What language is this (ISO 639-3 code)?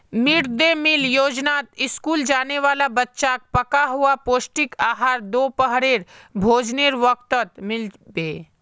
mag